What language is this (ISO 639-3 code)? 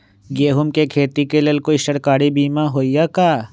mag